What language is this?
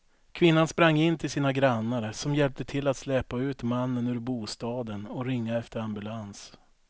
Swedish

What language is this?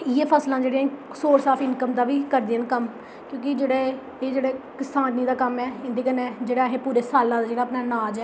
Dogri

